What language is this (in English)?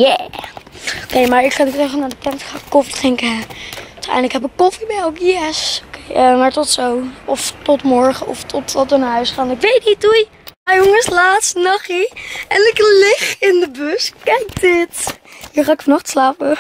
Dutch